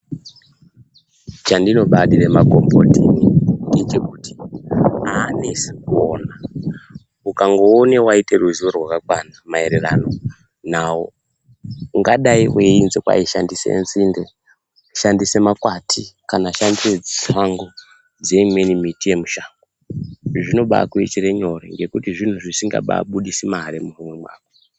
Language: Ndau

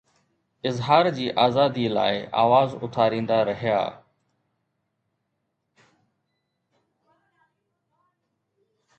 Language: Sindhi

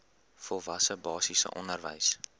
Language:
Afrikaans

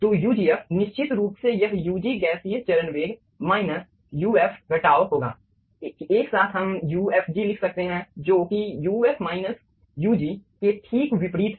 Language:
Hindi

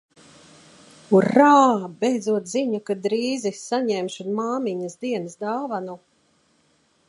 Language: Latvian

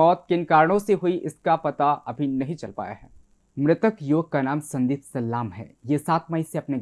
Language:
Hindi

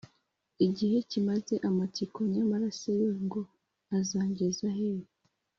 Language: Kinyarwanda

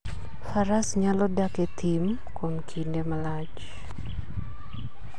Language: Luo (Kenya and Tanzania)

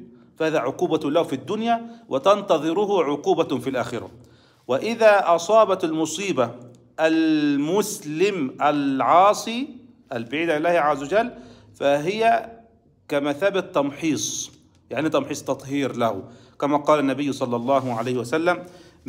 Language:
Arabic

